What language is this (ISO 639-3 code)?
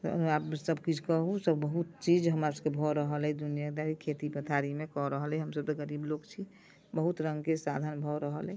mai